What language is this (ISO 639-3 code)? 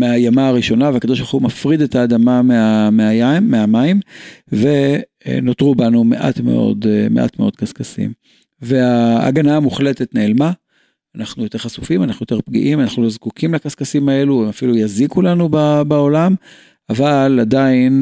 heb